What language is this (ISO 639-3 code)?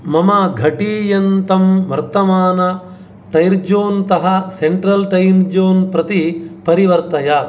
san